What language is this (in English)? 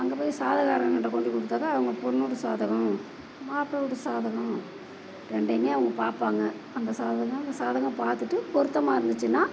Tamil